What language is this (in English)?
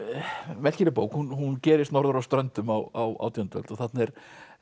Icelandic